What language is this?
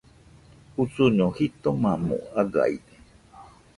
Nüpode Huitoto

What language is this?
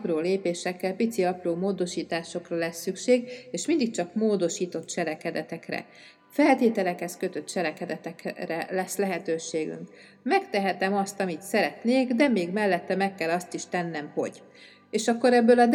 Hungarian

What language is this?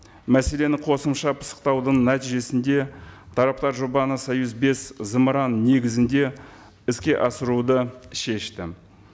Kazakh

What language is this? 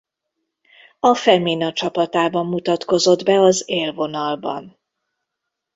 Hungarian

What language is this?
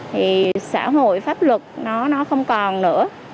Vietnamese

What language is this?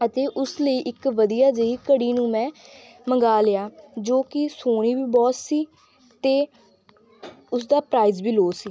Punjabi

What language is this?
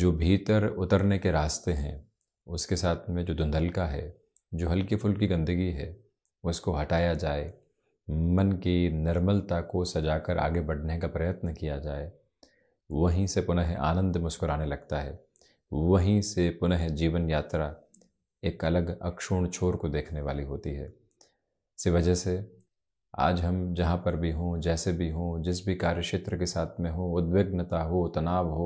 Hindi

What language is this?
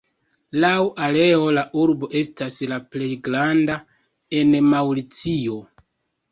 Esperanto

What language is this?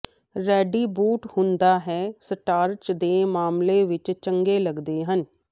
Punjabi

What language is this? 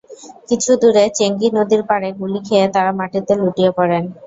Bangla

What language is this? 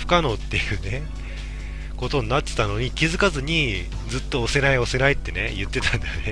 Japanese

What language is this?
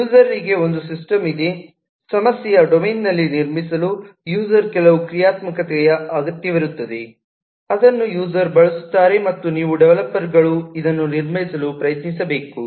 Kannada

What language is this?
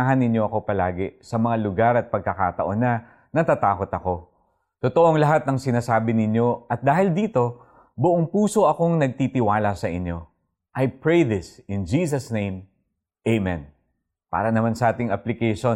Filipino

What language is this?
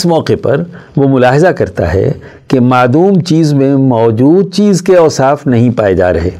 Urdu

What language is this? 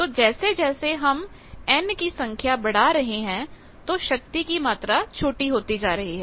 Hindi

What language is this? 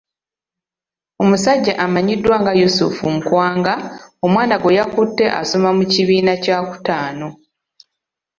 Ganda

